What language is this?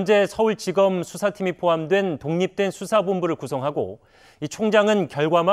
Korean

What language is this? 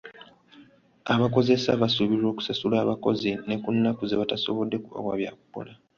Ganda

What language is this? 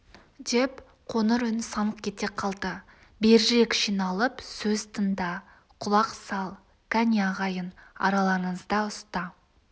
Kazakh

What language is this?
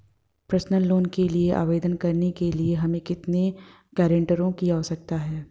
Hindi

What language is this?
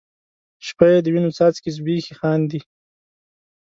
Pashto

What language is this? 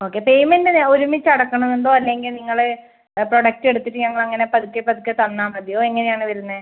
Malayalam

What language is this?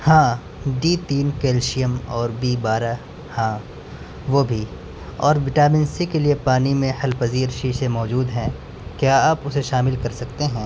Urdu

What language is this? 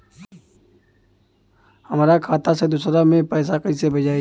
Bhojpuri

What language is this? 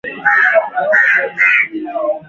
Swahili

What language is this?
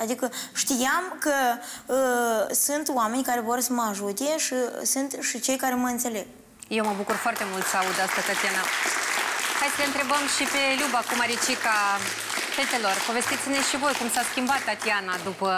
Romanian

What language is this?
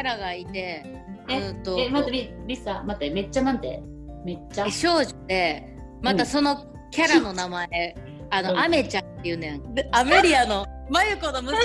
Japanese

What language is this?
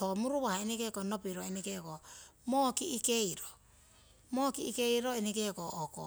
Siwai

